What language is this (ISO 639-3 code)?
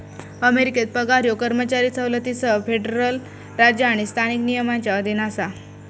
mar